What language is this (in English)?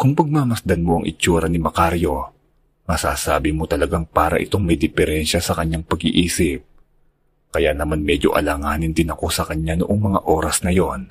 Filipino